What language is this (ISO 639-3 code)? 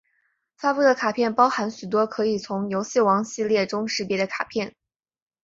zho